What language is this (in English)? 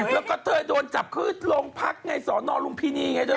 Thai